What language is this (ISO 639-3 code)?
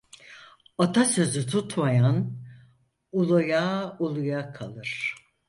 tur